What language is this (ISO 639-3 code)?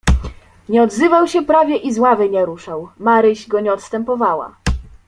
pol